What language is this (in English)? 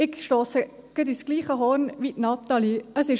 Swiss German